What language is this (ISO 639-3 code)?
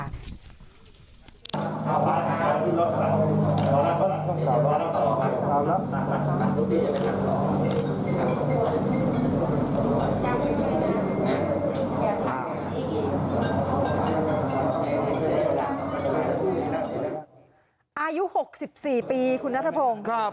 tha